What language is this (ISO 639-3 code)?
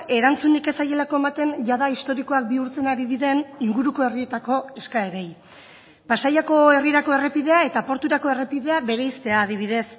eus